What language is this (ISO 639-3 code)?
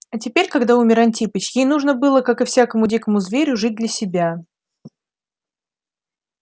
rus